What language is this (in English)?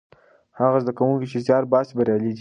Pashto